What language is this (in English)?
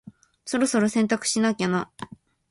Japanese